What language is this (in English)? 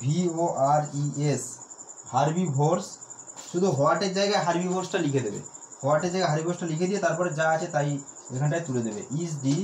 Hindi